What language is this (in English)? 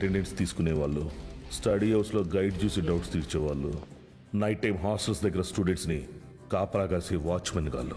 Telugu